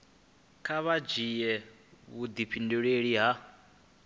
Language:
Venda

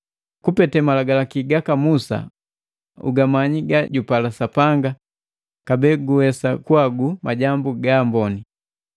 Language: Matengo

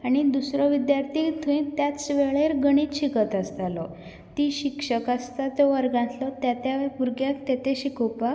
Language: Konkani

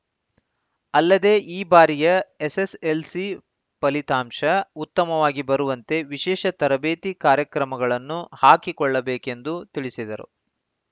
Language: Kannada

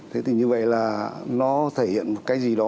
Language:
Vietnamese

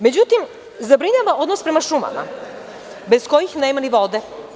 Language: Serbian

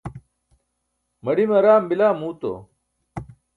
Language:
Burushaski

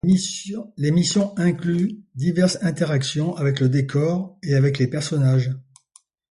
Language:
French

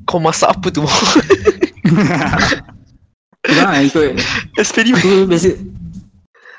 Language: Malay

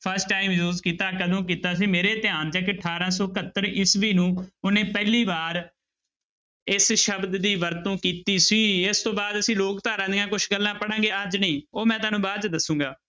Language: Punjabi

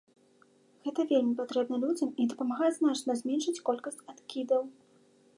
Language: Belarusian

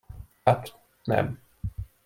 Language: Hungarian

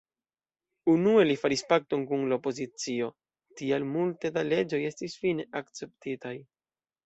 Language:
Esperanto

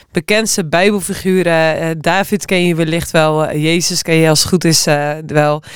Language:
Dutch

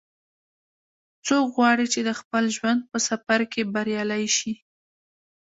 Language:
Pashto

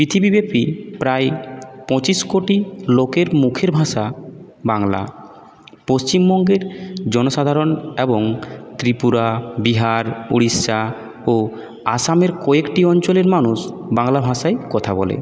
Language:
Bangla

